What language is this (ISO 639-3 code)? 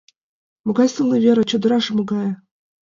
chm